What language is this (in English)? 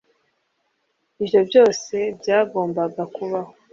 Kinyarwanda